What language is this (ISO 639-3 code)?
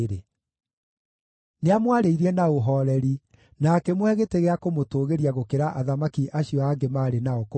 kik